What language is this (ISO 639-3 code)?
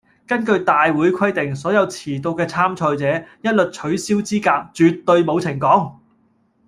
yue